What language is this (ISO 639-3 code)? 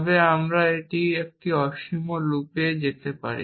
ben